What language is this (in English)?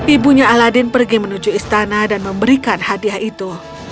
Indonesian